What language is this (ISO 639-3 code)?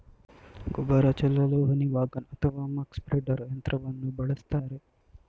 kan